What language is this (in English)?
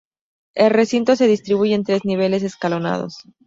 Spanish